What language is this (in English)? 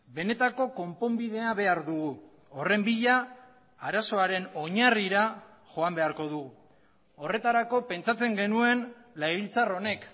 Basque